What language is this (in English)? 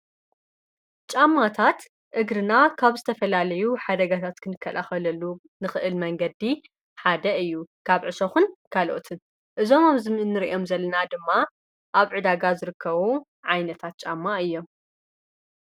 Tigrinya